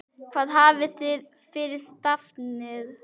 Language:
Icelandic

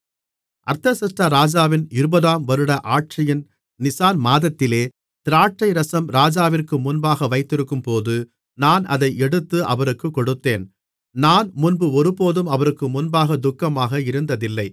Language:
Tamil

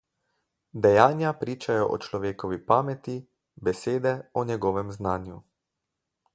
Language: Slovenian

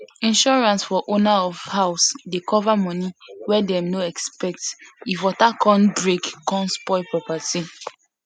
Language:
Nigerian Pidgin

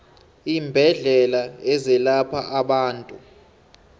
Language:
South Ndebele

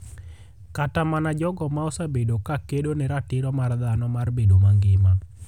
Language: Luo (Kenya and Tanzania)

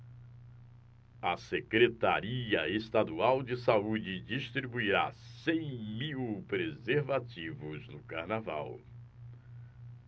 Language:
Portuguese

